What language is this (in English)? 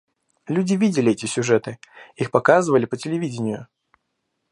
Russian